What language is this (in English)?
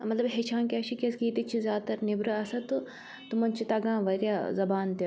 Kashmiri